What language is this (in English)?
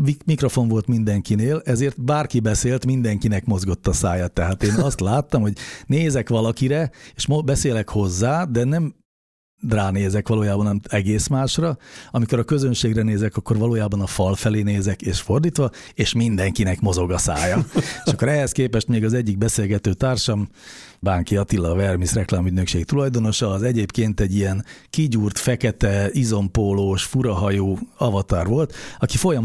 Hungarian